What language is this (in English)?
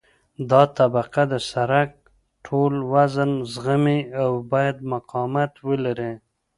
Pashto